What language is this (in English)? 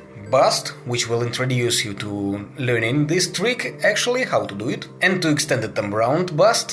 English